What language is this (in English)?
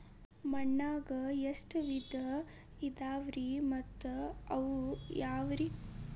Kannada